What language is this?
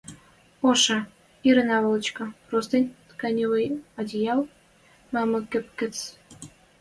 Western Mari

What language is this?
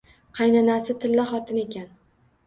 Uzbek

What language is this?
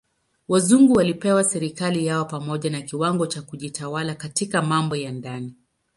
Swahili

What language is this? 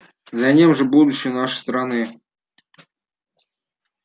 Russian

